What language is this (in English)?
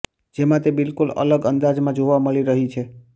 Gujarati